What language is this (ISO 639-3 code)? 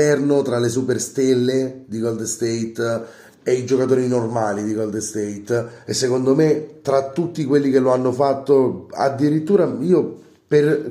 ita